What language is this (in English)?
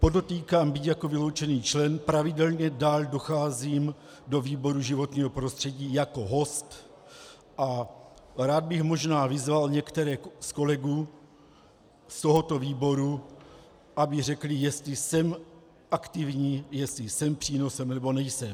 Czech